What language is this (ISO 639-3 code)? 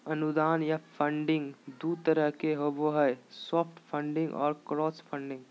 mag